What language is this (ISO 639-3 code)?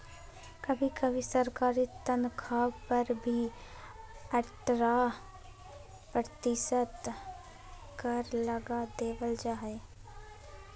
mag